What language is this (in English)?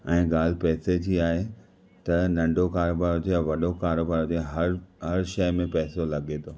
Sindhi